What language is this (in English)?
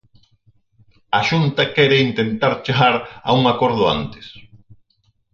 Galician